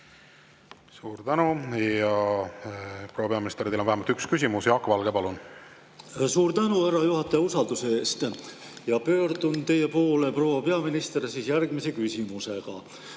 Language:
Estonian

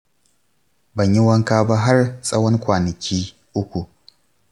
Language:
Hausa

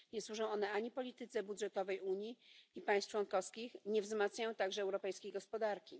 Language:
Polish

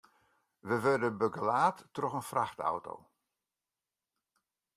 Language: Western Frisian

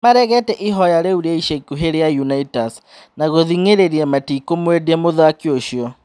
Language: Kikuyu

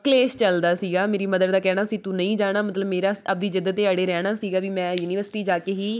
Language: Punjabi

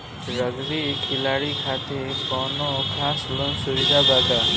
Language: Bhojpuri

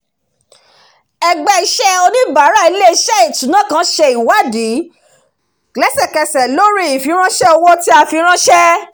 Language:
Yoruba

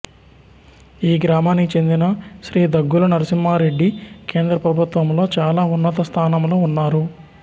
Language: Telugu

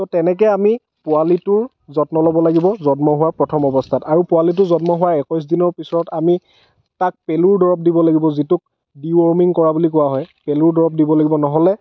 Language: Assamese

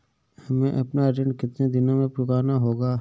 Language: Hindi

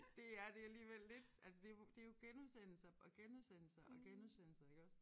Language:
Danish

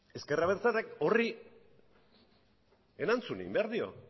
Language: Basque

